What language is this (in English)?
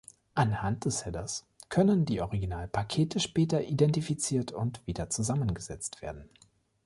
German